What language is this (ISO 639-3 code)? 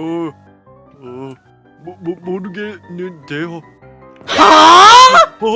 kor